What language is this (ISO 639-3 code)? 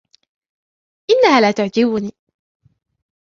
ara